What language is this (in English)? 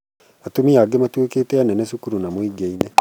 Kikuyu